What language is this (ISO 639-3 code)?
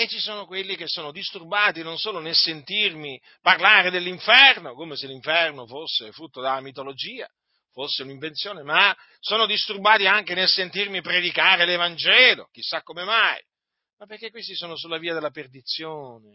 ita